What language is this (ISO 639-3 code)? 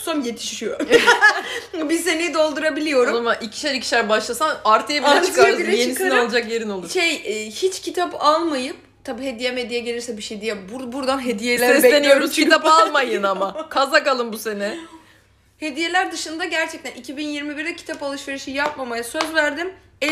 tur